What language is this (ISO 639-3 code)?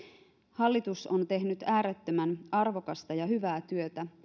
fin